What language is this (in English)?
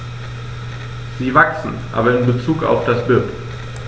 German